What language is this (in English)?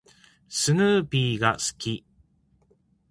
Japanese